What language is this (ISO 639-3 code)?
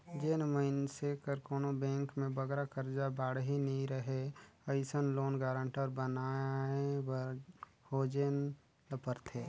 hne